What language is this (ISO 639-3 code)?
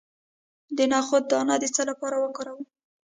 pus